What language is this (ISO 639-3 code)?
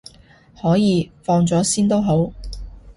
yue